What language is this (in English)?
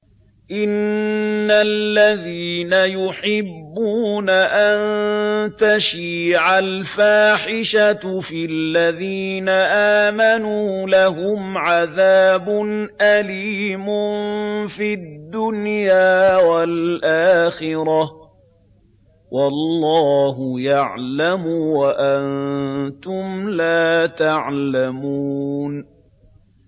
Arabic